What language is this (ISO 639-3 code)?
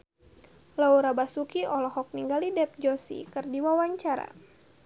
sun